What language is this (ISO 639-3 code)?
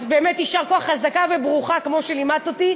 heb